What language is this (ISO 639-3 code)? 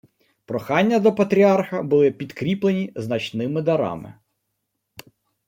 ukr